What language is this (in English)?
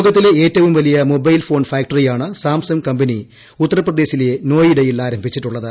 Malayalam